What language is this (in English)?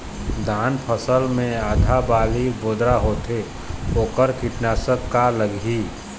Chhattisgarhi